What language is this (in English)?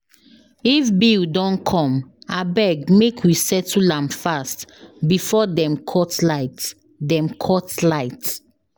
Nigerian Pidgin